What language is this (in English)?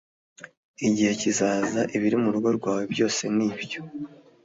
Kinyarwanda